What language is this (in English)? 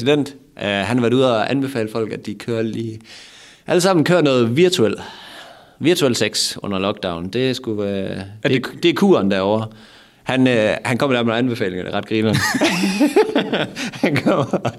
Danish